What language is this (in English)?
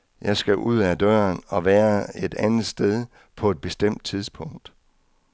Danish